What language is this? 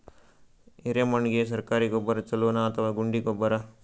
Kannada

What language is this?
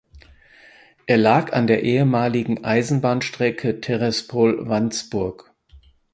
German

